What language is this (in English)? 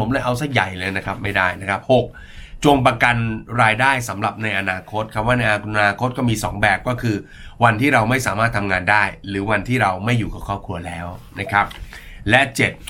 Thai